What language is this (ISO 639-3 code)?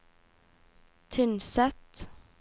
nor